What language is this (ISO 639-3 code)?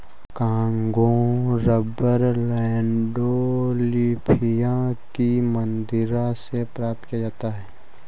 hin